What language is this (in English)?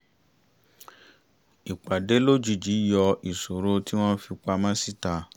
Yoruba